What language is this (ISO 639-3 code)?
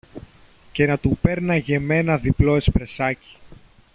ell